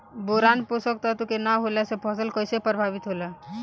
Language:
Bhojpuri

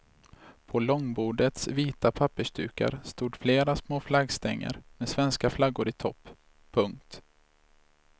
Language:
Swedish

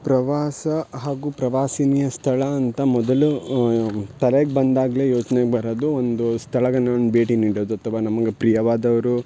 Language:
Kannada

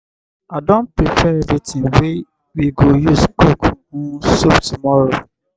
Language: Nigerian Pidgin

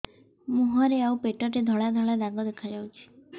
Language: Odia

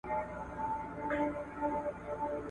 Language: Pashto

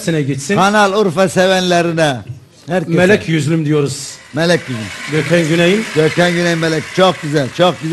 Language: Turkish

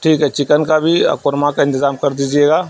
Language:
Urdu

